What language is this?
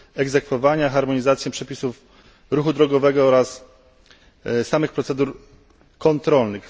Polish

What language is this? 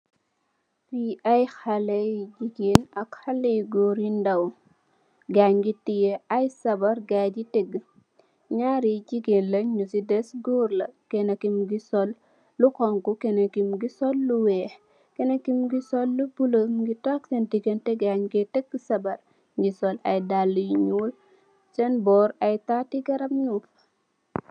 Wolof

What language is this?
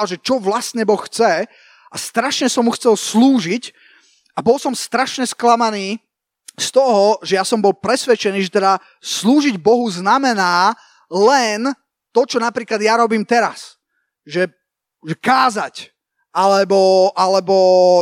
Slovak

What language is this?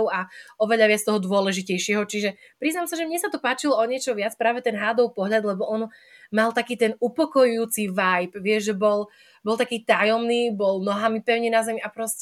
Slovak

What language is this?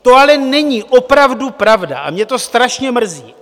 Czech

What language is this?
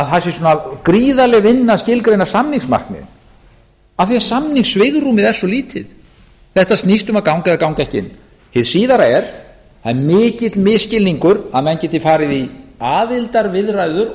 Icelandic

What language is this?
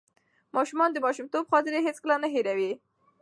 Pashto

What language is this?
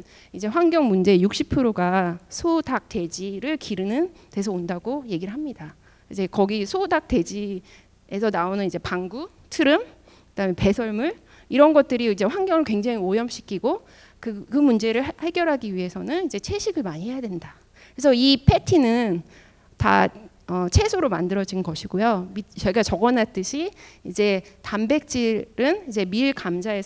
Korean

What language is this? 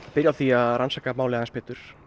Icelandic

